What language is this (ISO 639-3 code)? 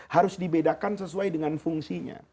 ind